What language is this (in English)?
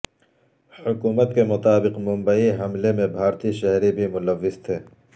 Urdu